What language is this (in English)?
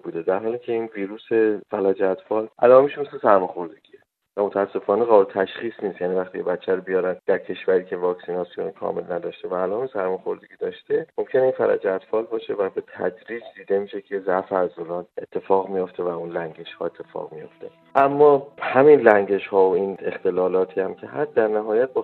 Persian